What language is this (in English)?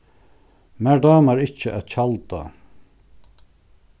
Faroese